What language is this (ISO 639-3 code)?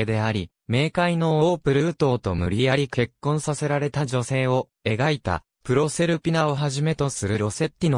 jpn